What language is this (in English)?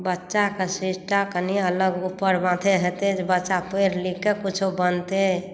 Maithili